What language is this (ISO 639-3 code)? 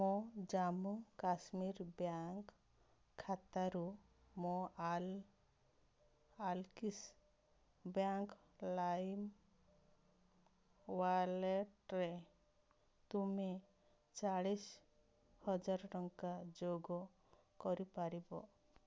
ori